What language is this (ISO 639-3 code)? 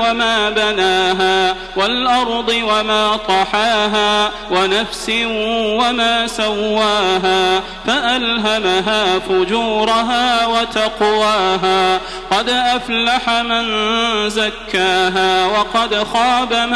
ara